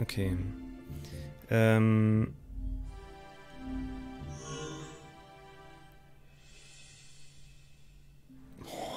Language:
German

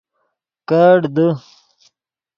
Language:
Yidgha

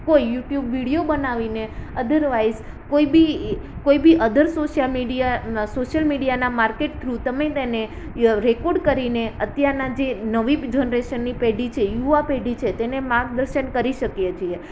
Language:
Gujarati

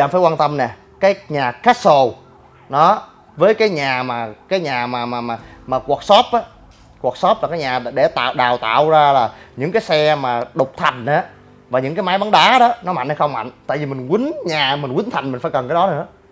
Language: Vietnamese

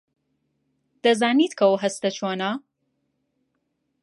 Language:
Central Kurdish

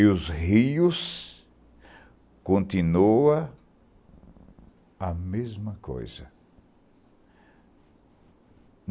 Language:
Portuguese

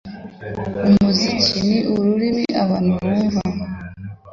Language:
Kinyarwanda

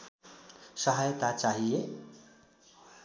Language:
Nepali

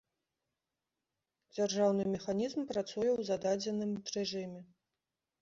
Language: Belarusian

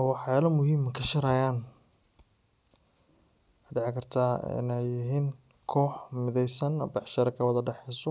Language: Somali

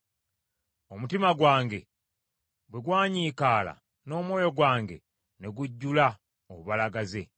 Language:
Ganda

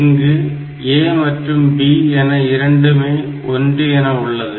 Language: Tamil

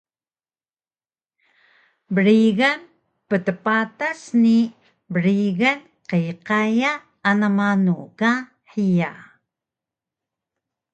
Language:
Taroko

